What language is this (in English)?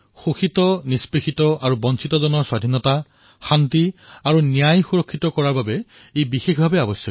Assamese